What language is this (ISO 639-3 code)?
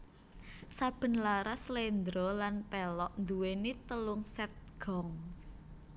jav